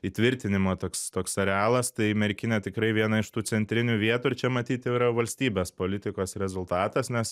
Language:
Lithuanian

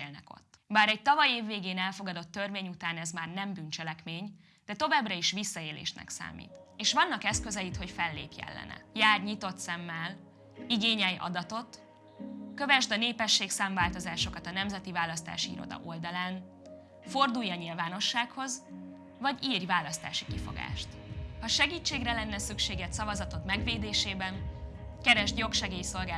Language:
Hungarian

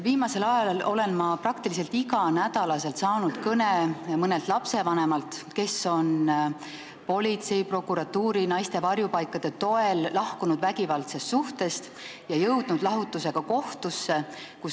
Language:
Estonian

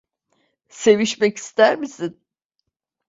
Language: Turkish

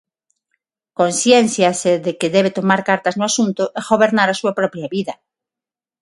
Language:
Galician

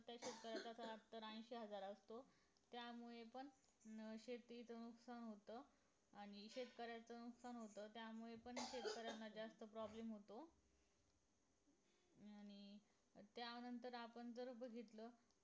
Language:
Marathi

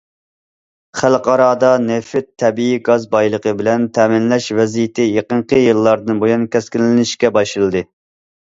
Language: Uyghur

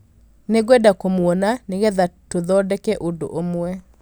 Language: Kikuyu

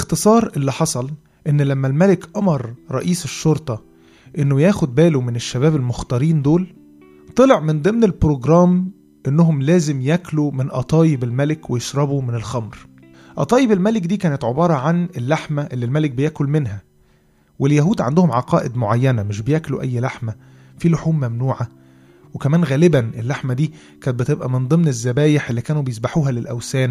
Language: Arabic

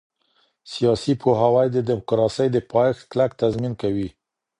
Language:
Pashto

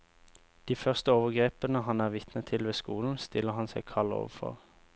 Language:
Norwegian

